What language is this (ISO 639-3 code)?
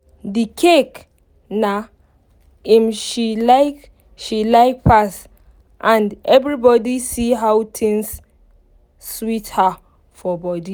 pcm